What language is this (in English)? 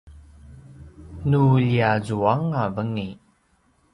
Paiwan